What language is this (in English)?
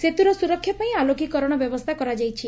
Odia